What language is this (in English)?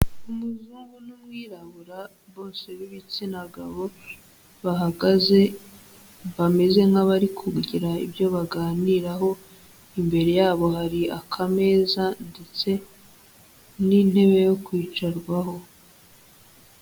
Kinyarwanda